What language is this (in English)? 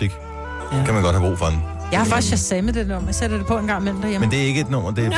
Danish